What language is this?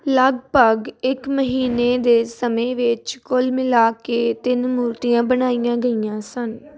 Punjabi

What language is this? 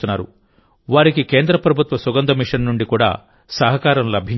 Telugu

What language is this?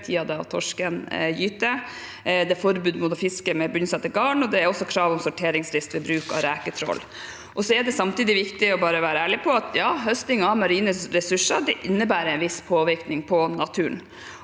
Norwegian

